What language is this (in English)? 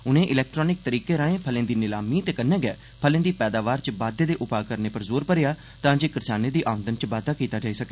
Dogri